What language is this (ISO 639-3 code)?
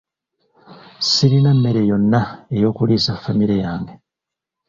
lug